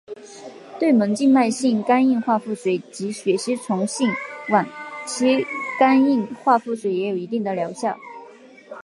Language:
Chinese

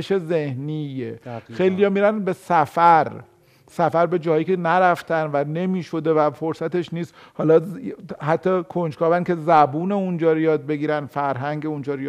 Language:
Persian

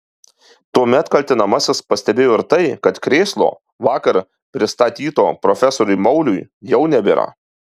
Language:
Lithuanian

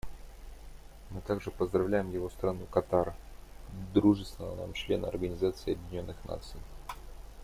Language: Russian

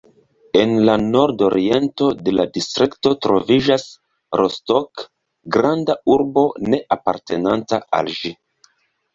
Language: Esperanto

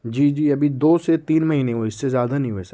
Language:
Urdu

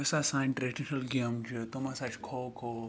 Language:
Kashmiri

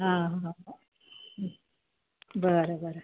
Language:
Marathi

